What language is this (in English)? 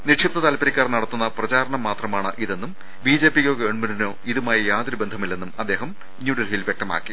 Malayalam